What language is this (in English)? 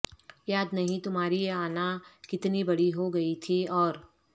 Urdu